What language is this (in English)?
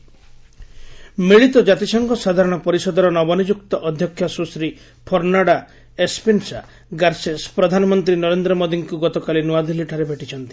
Odia